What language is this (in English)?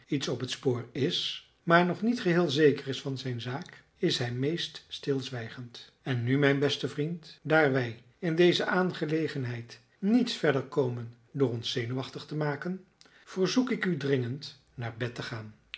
Dutch